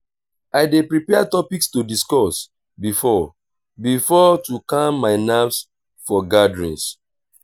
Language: Nigerian Pidgin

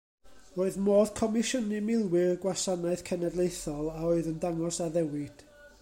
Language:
Welsh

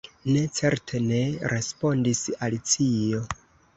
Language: Esperanto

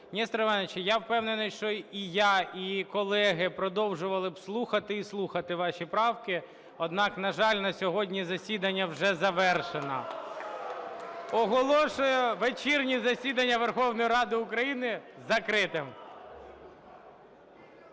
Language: Ukrainian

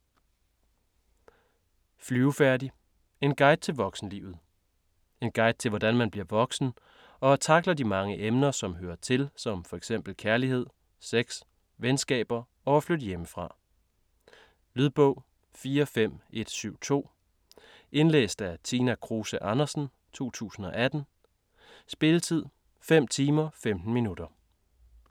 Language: Danish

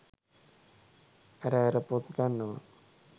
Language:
Sinhala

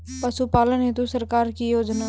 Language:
Maithili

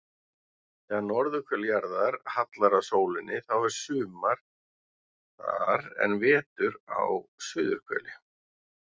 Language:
Icelandic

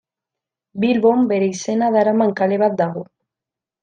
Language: Basque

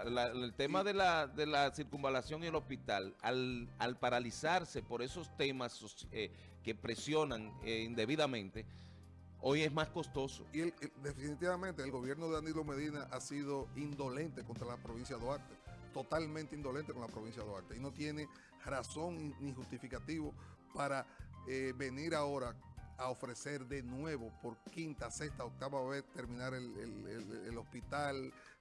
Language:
Spanish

